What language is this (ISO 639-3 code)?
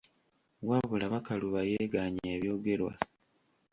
lug